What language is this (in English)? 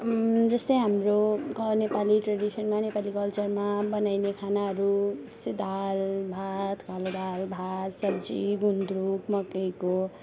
Nepali